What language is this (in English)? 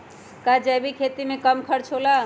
Magahi